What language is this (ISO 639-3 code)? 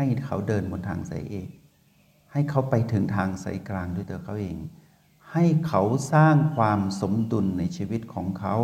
tha